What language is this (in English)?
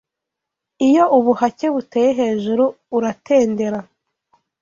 Kinyarwanda